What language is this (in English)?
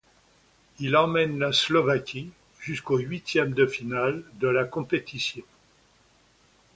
French